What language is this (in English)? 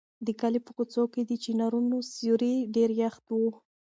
Pashto